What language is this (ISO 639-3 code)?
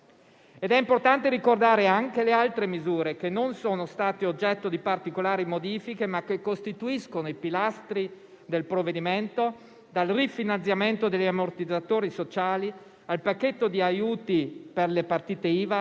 ita